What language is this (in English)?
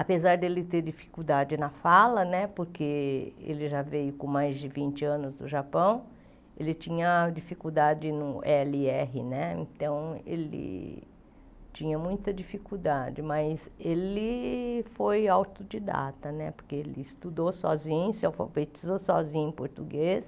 Portuguese